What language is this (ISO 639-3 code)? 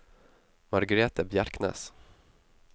nor